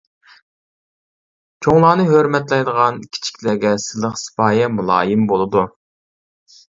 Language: Uyghur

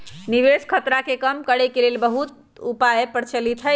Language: Magahi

